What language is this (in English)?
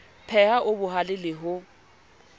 Southern Sotho